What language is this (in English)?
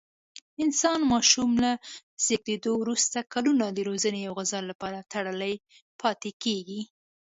Pashto